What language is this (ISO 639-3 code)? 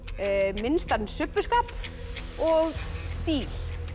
isl